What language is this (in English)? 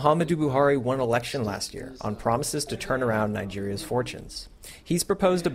English